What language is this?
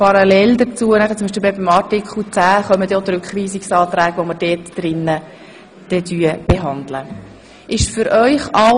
Swiss German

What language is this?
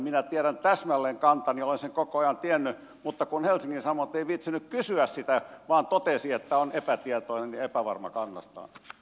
Finnish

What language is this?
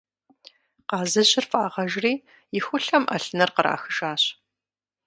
Kabardian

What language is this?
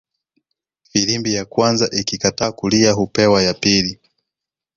Swahili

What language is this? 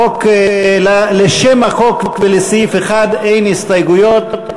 Hebrew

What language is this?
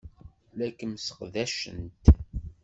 Kabyle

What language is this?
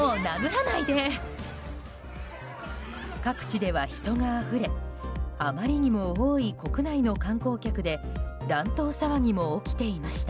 Japanese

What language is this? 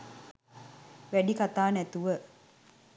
Sinhala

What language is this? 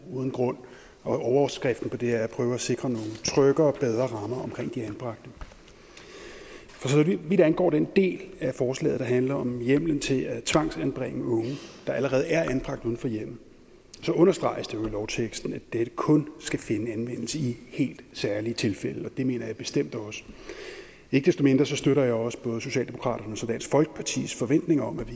Danish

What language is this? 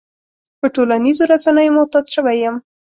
Pashto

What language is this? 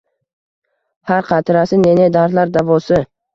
Uzbek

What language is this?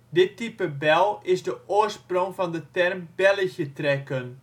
Dutch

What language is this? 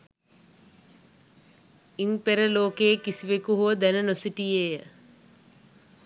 Sinhala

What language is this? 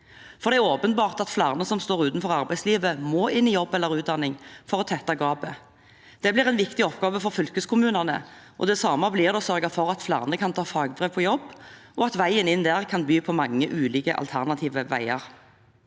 Norwegian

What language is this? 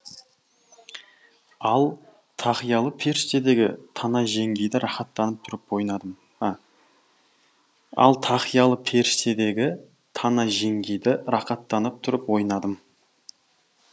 Kazakh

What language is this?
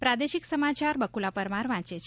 Gujarati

